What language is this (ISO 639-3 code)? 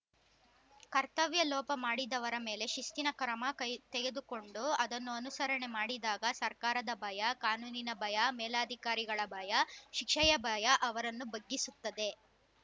kan